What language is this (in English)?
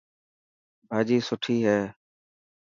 Dhatki